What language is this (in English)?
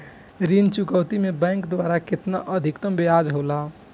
Bhojpuri